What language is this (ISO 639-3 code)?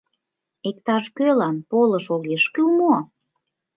chm